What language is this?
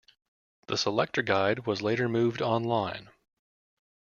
English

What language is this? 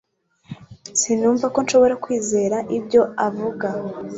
Kinyarwanda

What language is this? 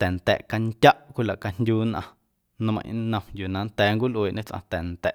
Guerrero Amuzgo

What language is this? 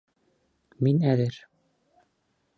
Bashkir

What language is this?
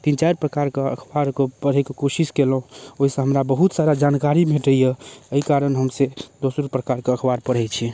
Maithili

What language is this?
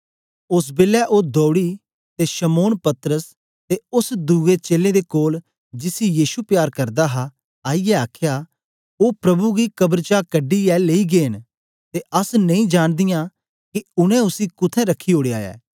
Dogri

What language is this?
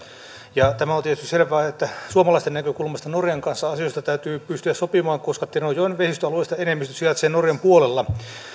Finnish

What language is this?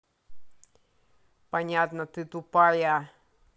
Russian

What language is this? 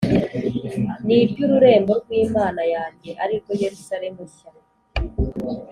Kinyarwanda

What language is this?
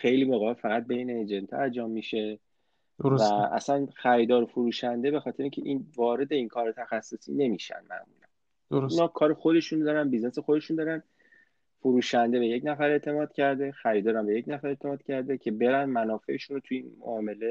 Persian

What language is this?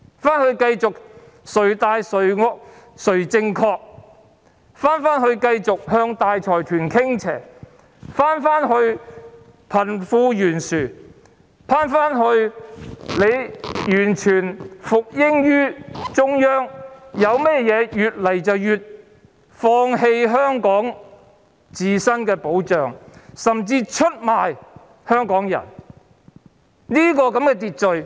Cantonese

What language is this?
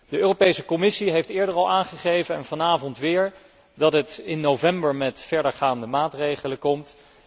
Dutch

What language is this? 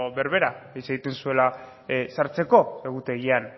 Basque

